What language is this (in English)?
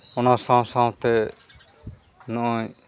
Santali